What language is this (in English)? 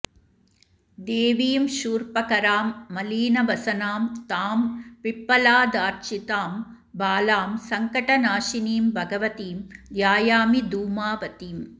Sanskrit